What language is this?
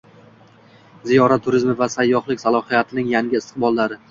Uzbek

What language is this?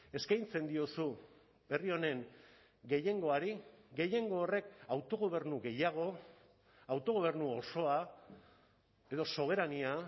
Basque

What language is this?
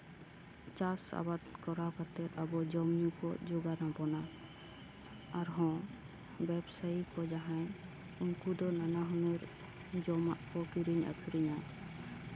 Santali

